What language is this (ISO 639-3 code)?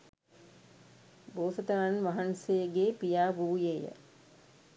sin